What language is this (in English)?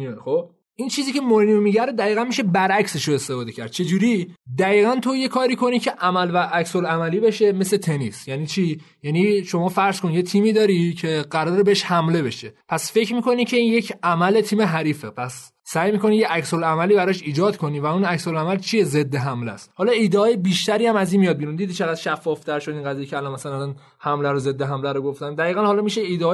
Persian